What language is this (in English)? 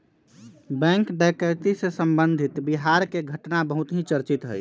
Magahi